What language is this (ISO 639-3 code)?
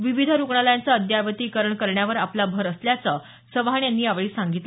mar